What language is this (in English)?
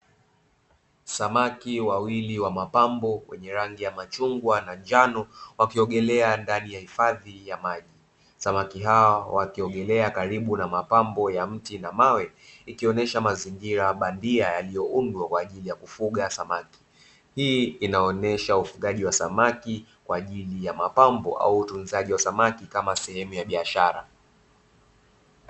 Swahili